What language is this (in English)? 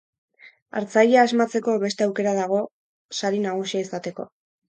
Basque